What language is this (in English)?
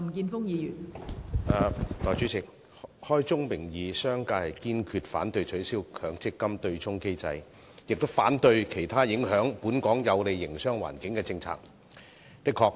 Cantonese